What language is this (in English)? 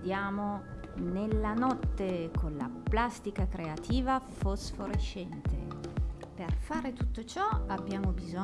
Italian